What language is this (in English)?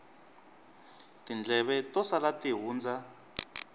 Tsonga